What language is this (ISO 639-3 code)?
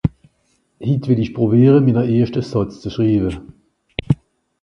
gsw